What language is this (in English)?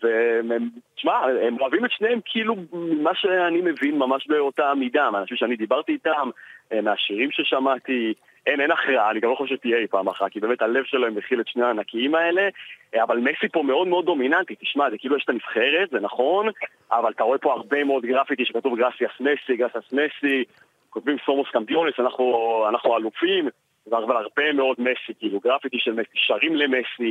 Hebrew